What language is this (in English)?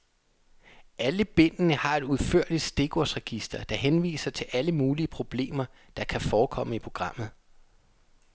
Danish